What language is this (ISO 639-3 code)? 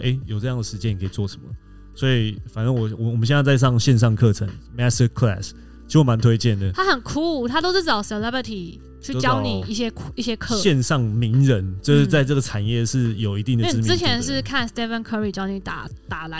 zho